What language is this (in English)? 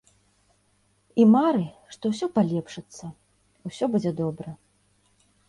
Belarusian